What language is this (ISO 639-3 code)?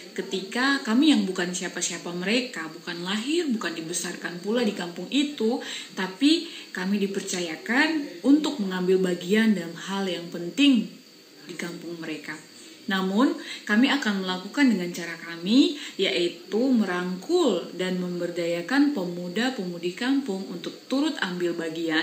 ind